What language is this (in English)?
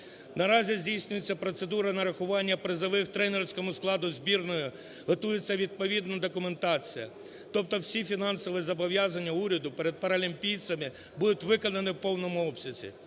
Ukrainian